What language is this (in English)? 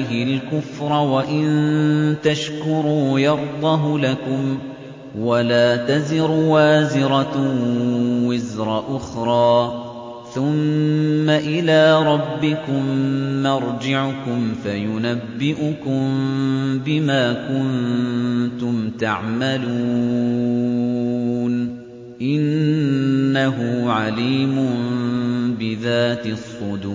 Arabic